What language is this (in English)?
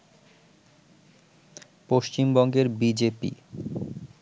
Bangla